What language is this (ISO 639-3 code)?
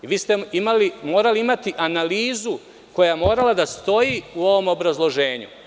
srp